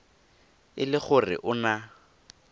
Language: Tswana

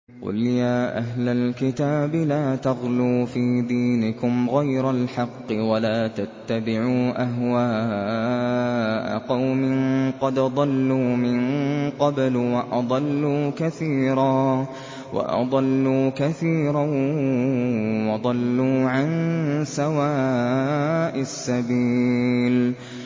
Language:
Arabic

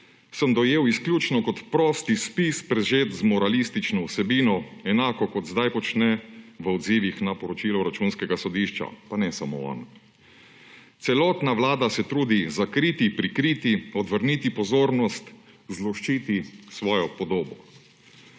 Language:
Slovenian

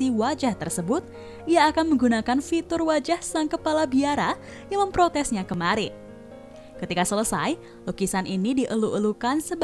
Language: Indonesian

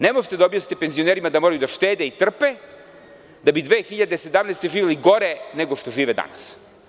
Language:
Serbian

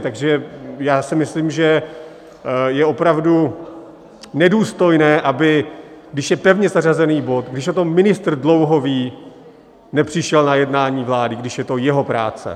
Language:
Czech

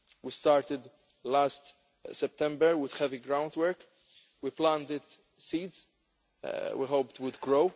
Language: English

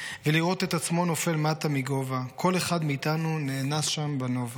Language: Hebrew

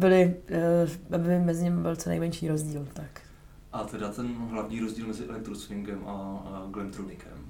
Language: Czech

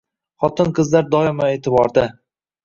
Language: Uzbek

